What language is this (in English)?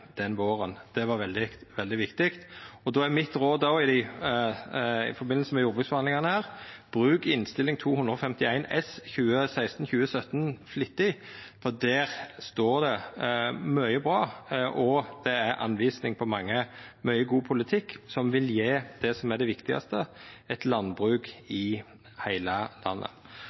Norwegian Nynorsk